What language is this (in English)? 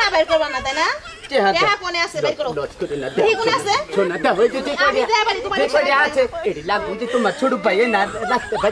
Indonesian